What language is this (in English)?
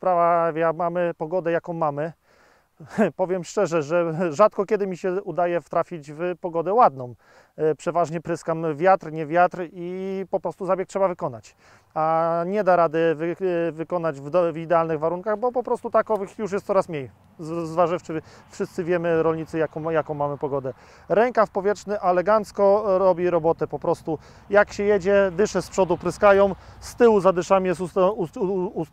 Polish